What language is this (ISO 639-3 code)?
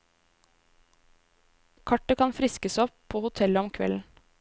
nor